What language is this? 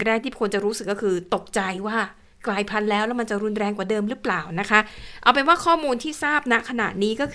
Thai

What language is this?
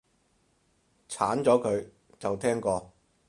Cantonese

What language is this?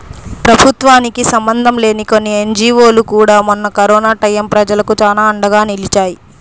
Telugu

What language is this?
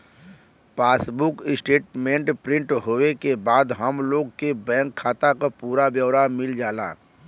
Bhojpuri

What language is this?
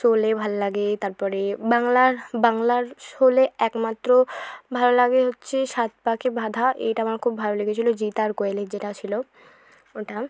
Bangla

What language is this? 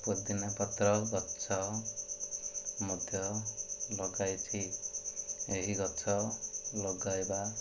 Odia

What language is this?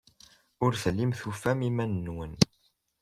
Kabyle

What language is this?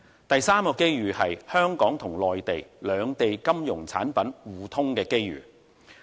Cantonese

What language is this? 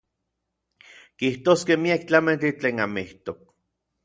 Orizaba Nahuatl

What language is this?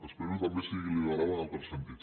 Catalan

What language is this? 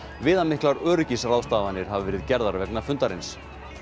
Icelandic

